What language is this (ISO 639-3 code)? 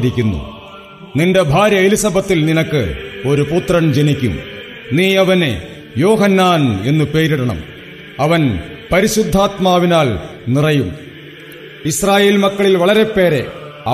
mal